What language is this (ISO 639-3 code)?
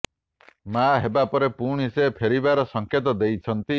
ori